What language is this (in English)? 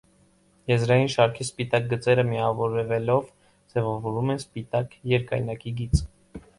Armenian